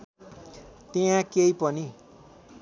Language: Nepali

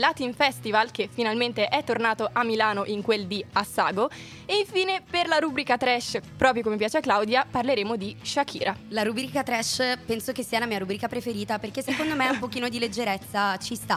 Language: Italian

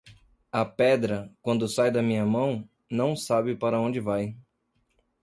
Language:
Portuguese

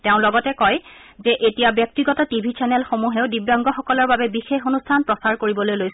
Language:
Assamese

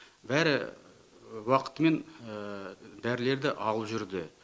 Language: Kazakh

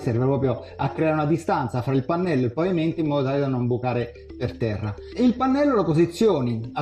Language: Italian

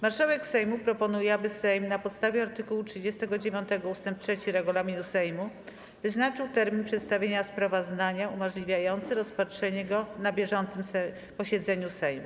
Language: Polish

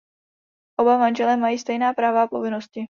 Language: Czech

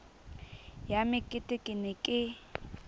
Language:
Southern Sotho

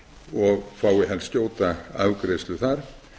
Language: Icelandic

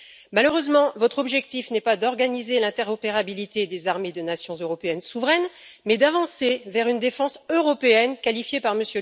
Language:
French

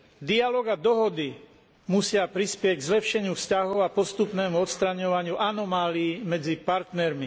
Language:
Slovak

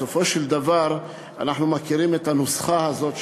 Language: Hebrew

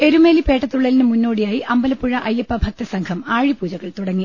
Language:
Malayalam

